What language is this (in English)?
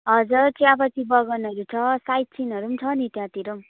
Nepali